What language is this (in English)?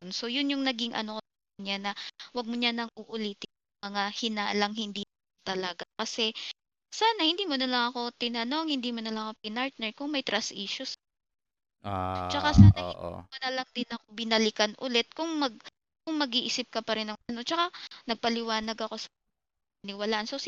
Filipino